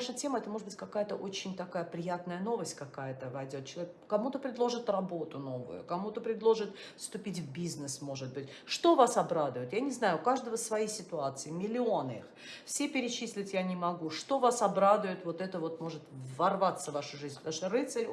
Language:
Russian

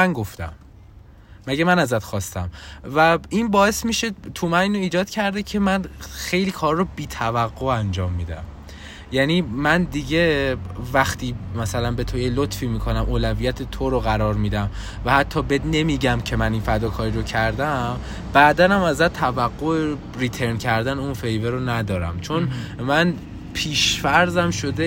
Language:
Persian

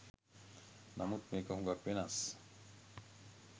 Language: Sinhala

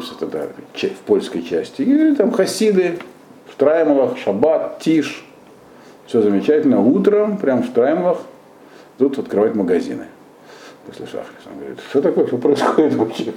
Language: Russian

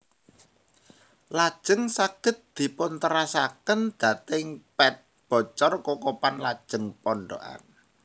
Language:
Javanese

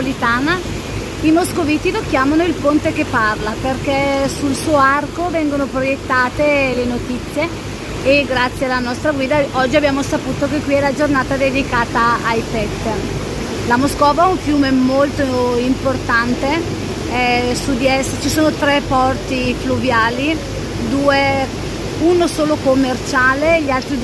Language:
Italian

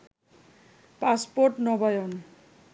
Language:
Bangla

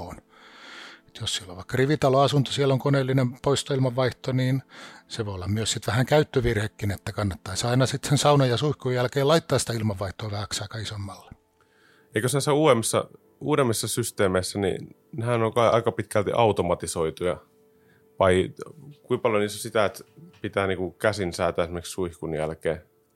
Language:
Finnish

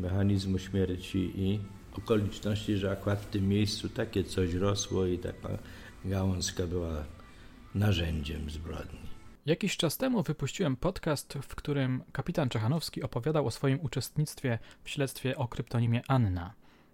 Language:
Polish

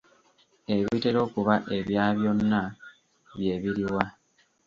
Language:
Ganda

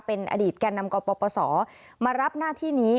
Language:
Thai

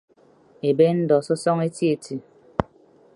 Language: Ibibio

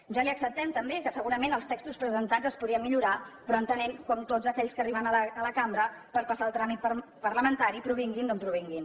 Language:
Catalan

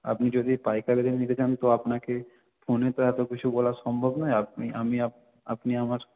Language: Bangla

